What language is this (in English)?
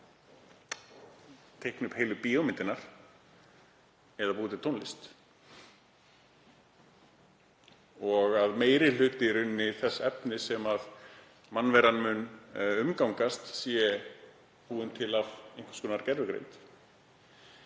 Icelandic